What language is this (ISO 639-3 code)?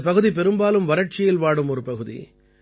tam